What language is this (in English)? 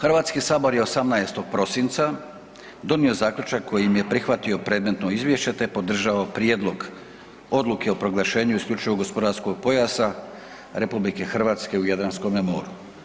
Croatian